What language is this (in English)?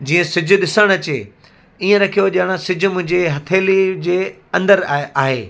Sindhi